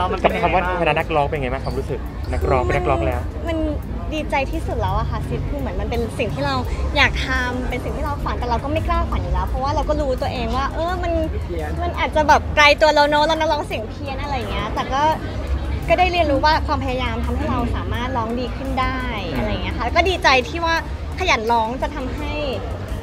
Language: Thai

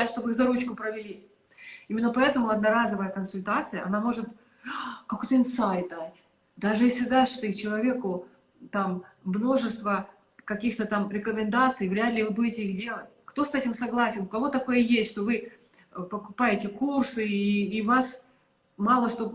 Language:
Russian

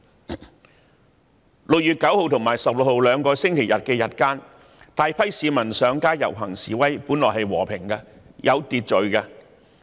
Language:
Cantonese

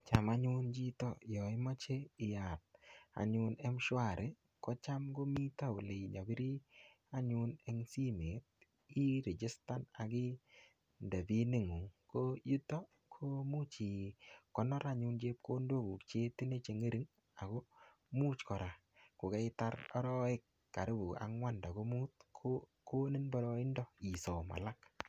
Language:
Kalenjin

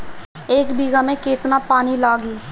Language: Bhojpuri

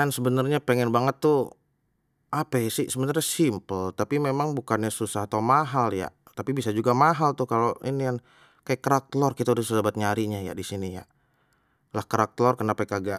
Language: Betawi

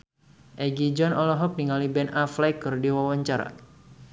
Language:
Sundanese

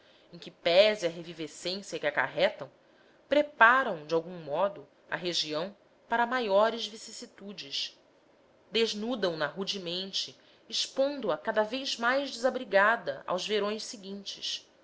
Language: Portuguese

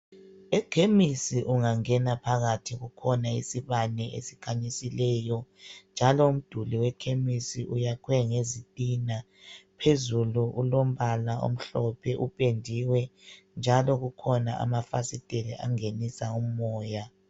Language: North Ndebele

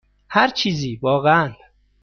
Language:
Persian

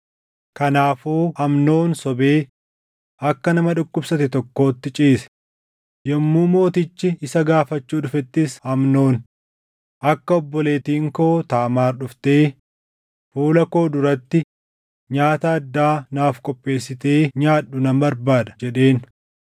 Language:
Oromo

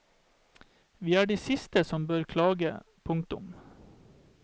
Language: Norwegian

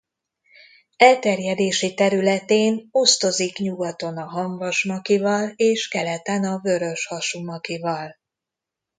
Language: Hungarian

